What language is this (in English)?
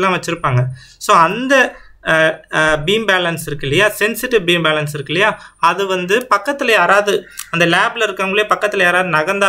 Indonesian